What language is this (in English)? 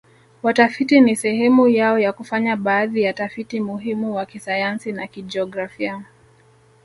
Swahili